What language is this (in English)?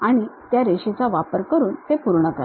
Marathi